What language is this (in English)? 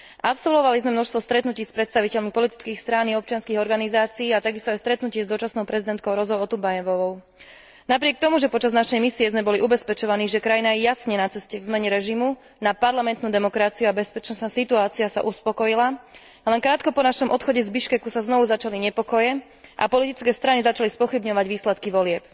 Slovak